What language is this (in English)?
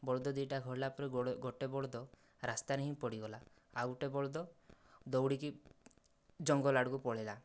Odia